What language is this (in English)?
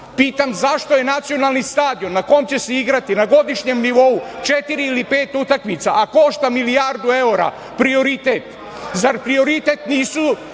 Serbian